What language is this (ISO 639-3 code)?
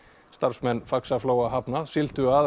isl